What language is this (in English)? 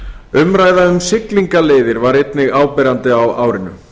Icelandic